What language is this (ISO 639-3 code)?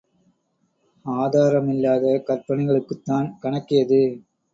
tam